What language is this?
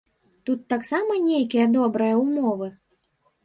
Belarusian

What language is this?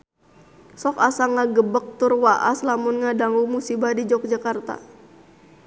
Sundanese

